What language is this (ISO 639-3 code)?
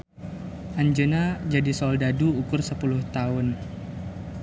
sun